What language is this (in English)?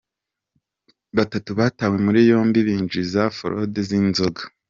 Kinyarwanda